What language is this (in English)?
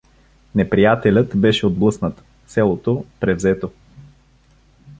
Bulgarian